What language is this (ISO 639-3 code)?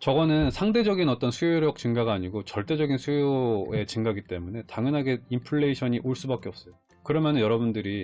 kor